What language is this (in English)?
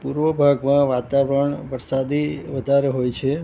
Gujarati